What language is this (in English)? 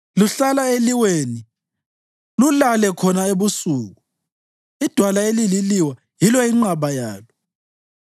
North Ndebele